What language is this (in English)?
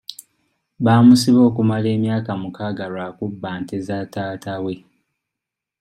Ganda